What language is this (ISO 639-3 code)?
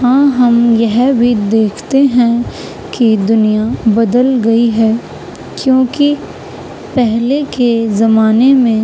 urd